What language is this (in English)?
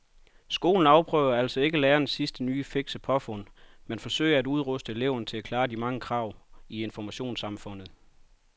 Danish